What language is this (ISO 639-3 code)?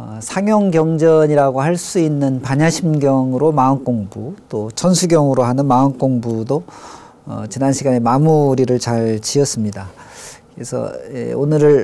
kor